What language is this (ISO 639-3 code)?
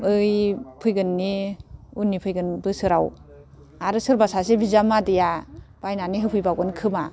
brx